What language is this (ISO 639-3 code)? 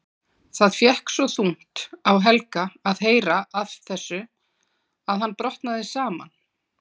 isl